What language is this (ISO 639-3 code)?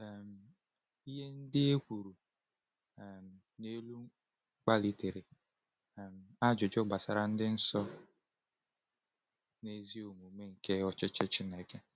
ibo